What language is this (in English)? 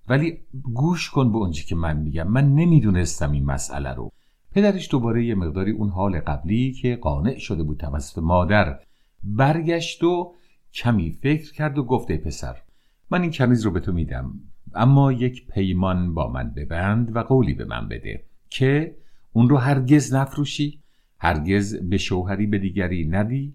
Persian